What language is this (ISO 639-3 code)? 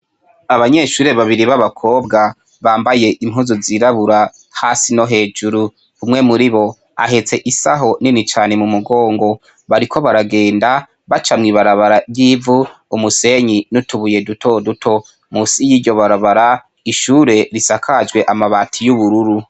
run